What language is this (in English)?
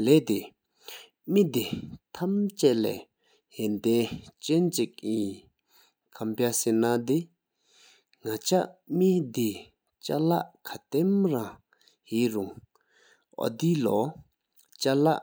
Sikkimese